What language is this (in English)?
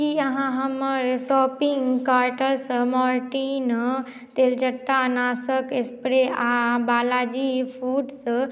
Maithili